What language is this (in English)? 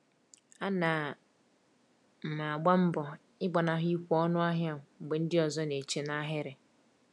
Igbo